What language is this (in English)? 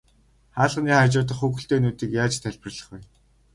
Mongolian